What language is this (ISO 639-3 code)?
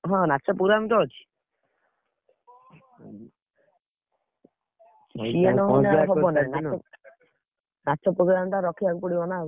ori